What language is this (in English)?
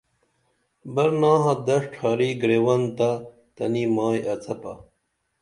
Dameli